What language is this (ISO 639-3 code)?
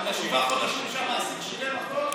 heb